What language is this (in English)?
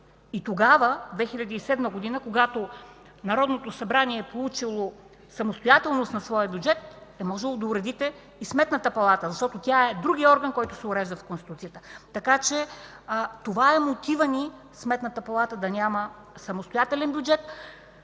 Bulgarian